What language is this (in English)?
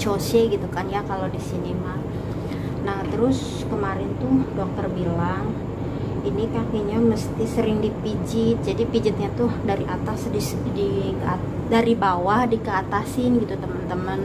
Indonesian